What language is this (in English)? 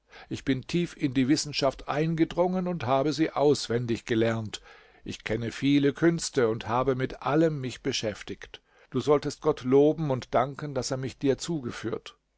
German